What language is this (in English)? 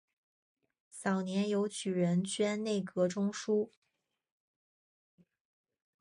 Chinese